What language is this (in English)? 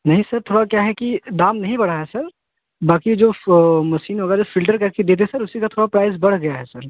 Hindi